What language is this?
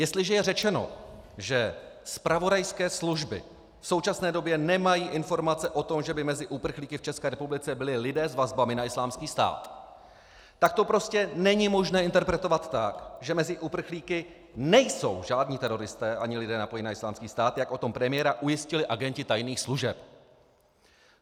Czech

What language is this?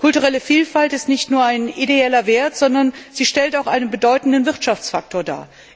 German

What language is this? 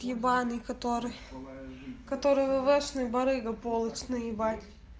Russian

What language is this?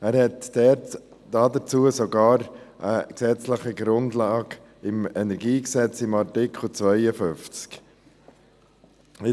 Swiss German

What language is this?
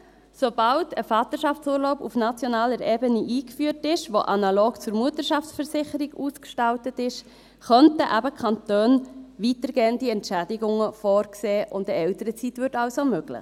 Swiss German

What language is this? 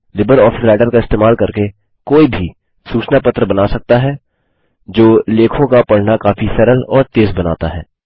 Hindi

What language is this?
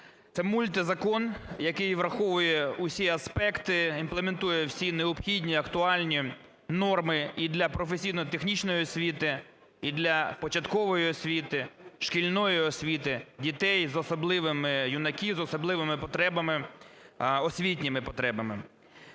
Ukrainian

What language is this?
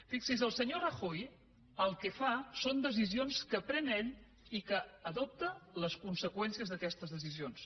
Catalan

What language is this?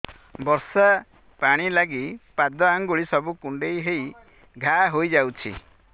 Odia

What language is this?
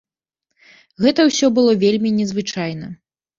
Belarusian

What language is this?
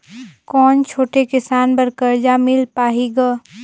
Chhattisgarhi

